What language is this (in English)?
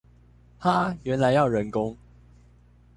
Chinese